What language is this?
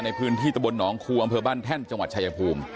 Thai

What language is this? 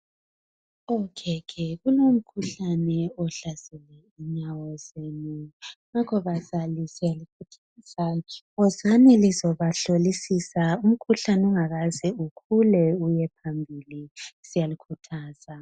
North Ndebele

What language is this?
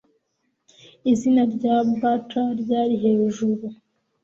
Kinyarwanda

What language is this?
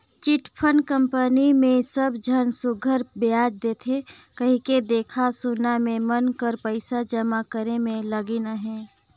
Chhattisgarhi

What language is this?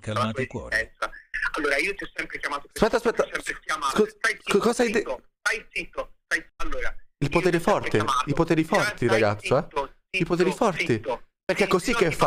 Italian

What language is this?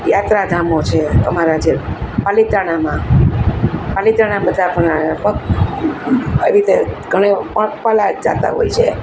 Gujarati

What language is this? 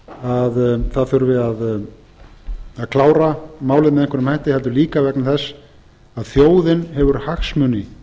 Icelandic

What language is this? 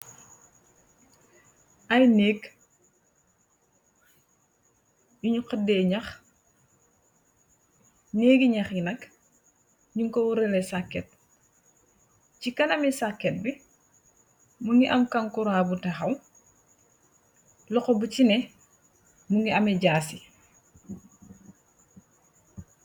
Wolof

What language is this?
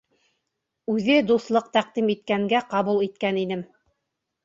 Bashkir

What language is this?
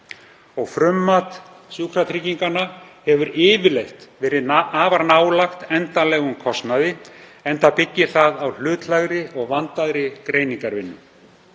Icelandic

